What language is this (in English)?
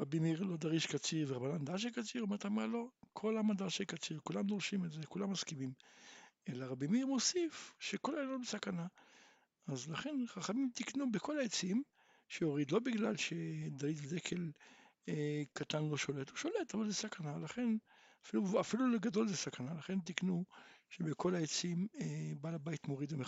Hebrew